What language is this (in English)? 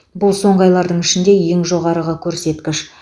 Kazakh